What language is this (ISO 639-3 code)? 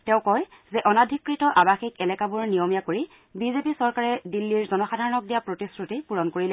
asm